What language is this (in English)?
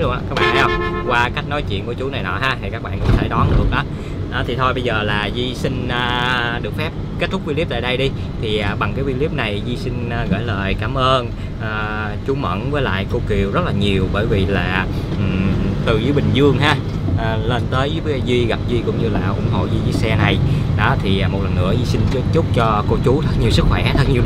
Vietnamese